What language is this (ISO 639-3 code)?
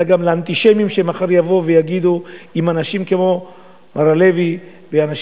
heb